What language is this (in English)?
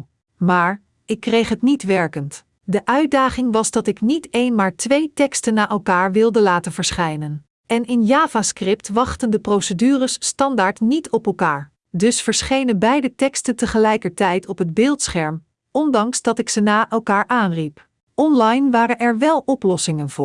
Dutch